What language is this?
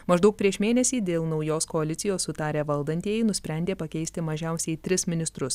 Lithuanian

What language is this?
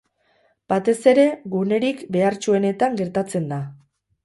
Basque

